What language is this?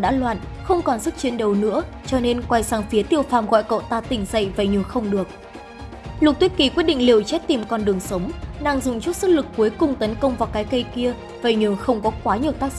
Vietnamese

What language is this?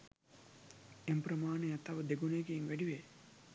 Sinhala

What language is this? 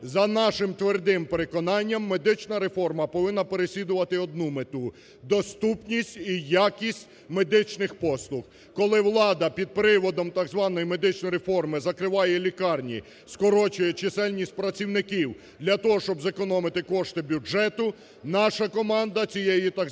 Ukrainian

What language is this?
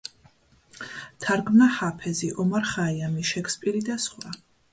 Georgian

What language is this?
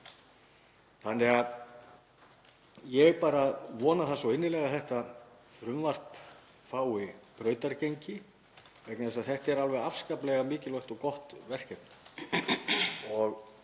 Icelandic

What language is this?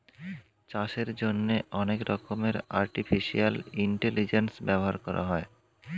Bangla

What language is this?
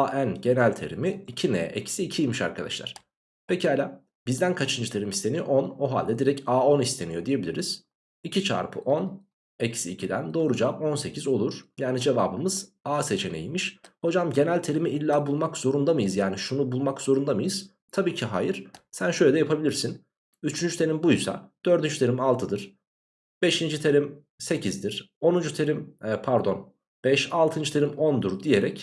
Turkish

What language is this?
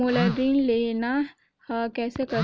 Chhattisgarhi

